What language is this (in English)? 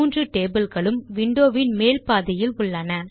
Tamil